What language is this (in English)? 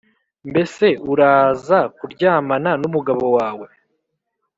Kinyarwanda